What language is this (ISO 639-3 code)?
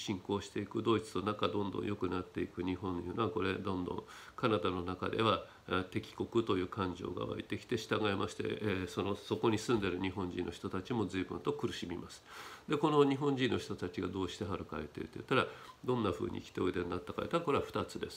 jpn